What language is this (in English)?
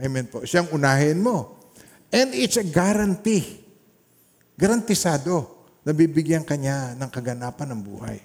Filipino